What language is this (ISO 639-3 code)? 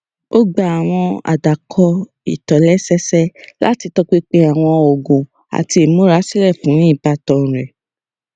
yor